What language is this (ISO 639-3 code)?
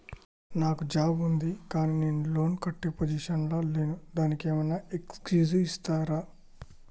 tel